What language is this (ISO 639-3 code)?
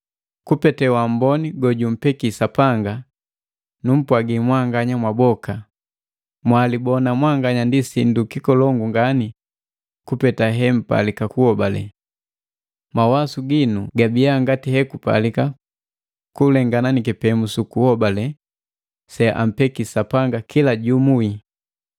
mgv